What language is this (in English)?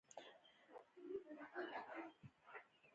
Pashto